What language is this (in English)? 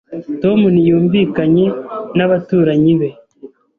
Kinyarwanda